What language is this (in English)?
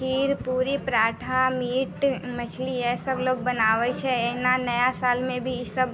Maithili